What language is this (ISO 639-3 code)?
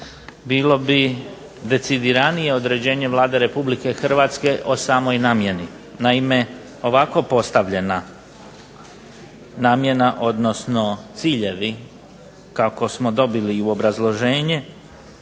hrv